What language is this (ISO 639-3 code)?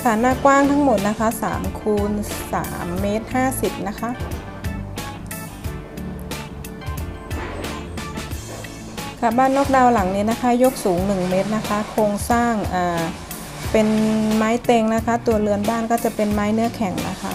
tha